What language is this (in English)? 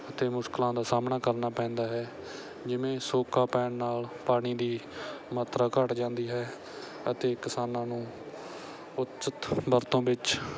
Punjabi